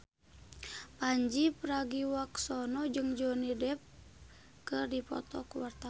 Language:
Sundanese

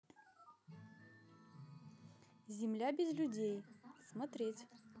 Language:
Russian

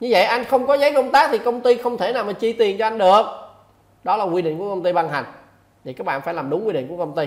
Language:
Vietnamese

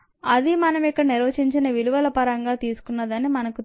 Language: Telugu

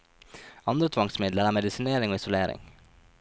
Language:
Norwegian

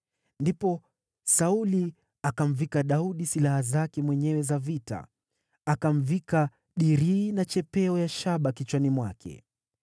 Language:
Swahili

